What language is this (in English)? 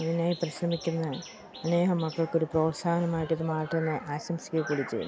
Malayalam